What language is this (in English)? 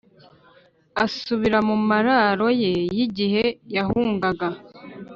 Kinyarwanda